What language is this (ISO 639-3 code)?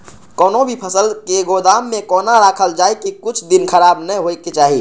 mai